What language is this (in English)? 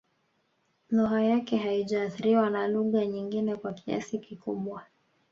Swahili